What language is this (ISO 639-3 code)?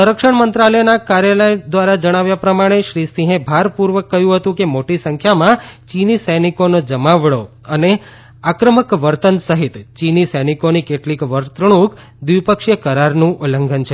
guj